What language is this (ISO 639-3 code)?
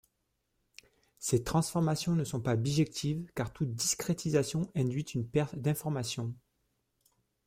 fra